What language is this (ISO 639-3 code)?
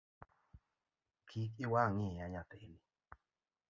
luo